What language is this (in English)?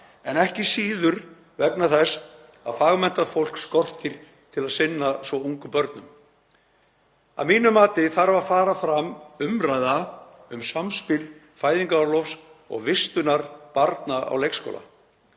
Icelandic